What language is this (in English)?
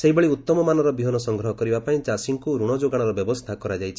Odia